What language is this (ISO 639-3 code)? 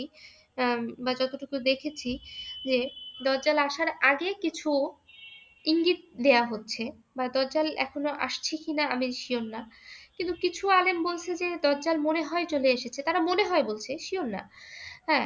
ben